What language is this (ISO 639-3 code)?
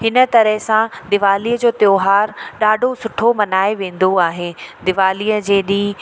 snd